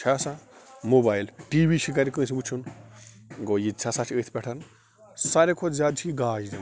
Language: Kashmiri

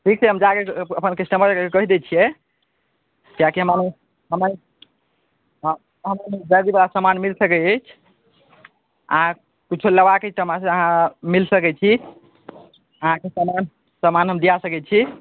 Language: Maithili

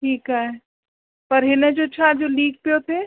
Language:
Sindhi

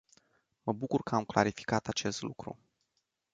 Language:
Romanian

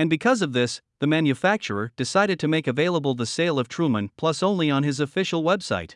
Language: English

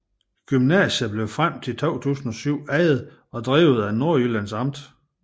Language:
Danish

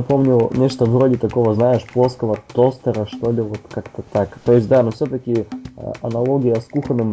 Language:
Russian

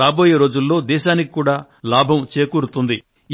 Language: Telugu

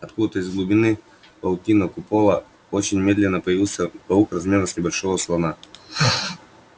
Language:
Russian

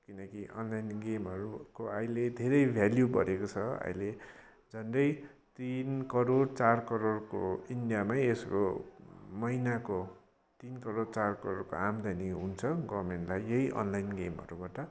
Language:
Nepali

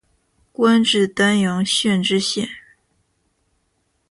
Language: Chinese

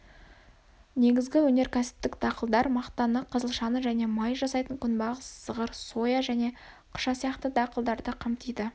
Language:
Kazakh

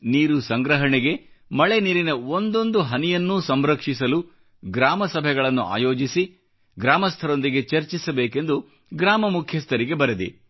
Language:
Kannada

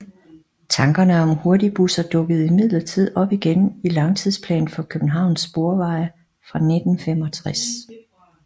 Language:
Danish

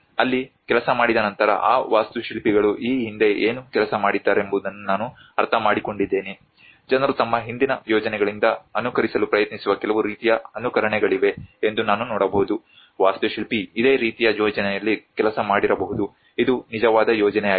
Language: Kannada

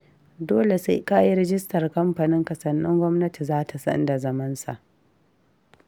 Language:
Hausa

